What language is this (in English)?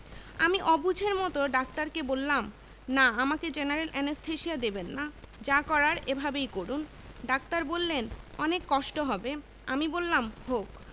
Bangla